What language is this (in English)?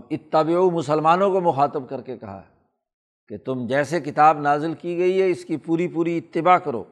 Urdu